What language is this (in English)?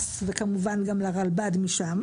Hebrew